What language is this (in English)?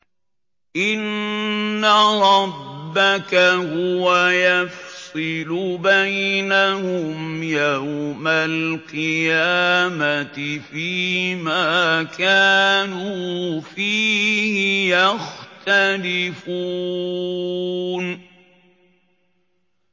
Arabic